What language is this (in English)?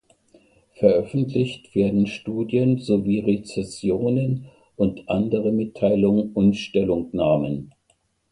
German